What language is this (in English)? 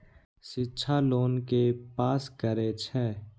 Maithili